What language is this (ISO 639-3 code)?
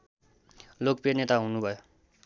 nep